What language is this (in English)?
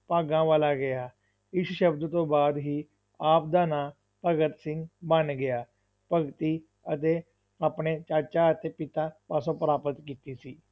Punjabi